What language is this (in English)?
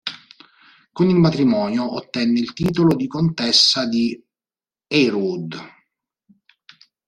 Italian